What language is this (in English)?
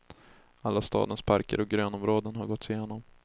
Swedish